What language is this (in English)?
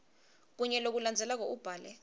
Swati